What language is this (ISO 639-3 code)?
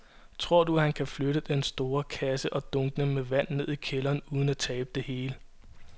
dan